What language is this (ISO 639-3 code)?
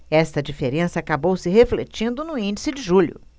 por